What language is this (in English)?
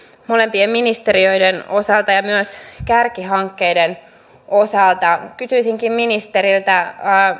Finnish